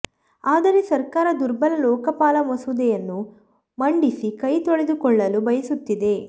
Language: Kannada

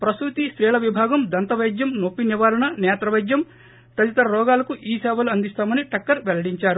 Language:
Telugu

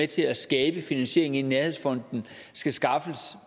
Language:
Danish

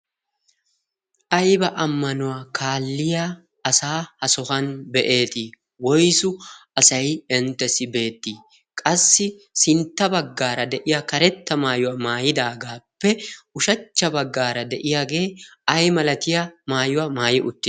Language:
Wolaytta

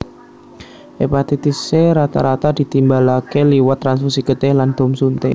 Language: Javanese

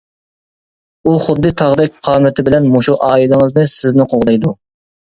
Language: Uyghur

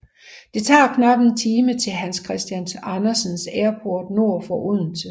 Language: Danish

